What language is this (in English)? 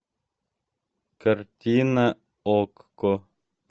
Russian